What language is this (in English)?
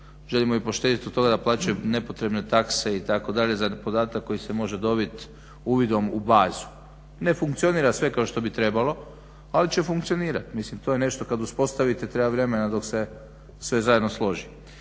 Croatian